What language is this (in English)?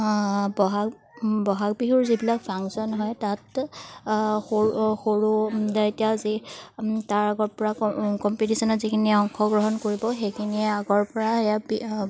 Assamese